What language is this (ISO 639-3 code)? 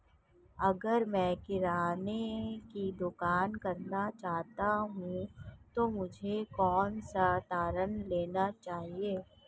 hin